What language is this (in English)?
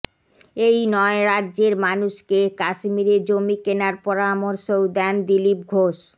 Bangla